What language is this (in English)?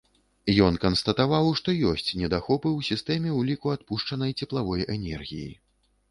Belarusian